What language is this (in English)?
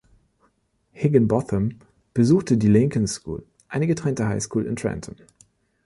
German